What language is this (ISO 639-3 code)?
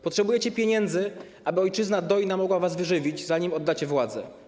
pol